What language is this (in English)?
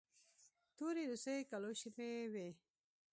Pashto